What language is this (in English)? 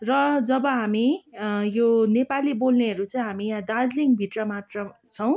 Nepali